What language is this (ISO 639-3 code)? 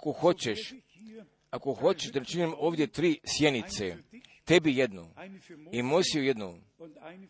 hrv